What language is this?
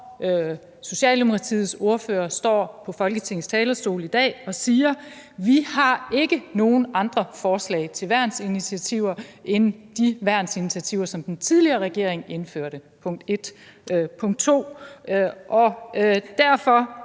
Danish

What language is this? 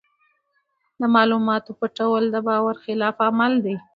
Pashto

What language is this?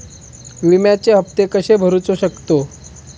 Marathi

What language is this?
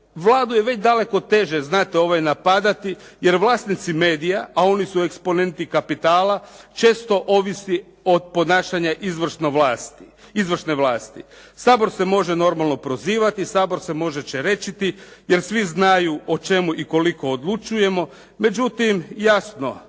Croatian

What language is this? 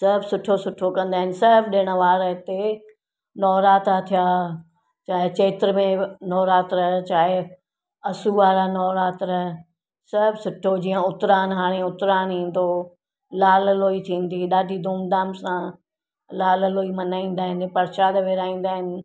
Sindhi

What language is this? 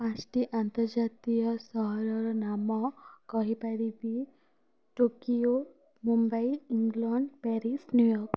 Odia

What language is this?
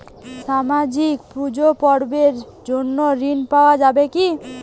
Bangla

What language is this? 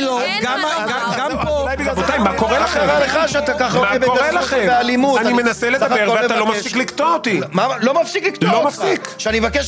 Hebrew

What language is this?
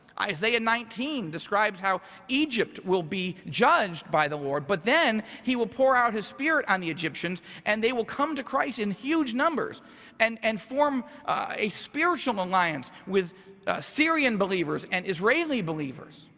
English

